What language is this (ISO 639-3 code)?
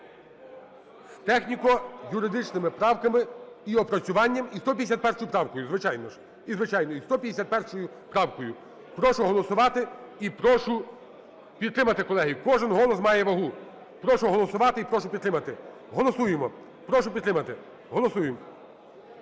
ukr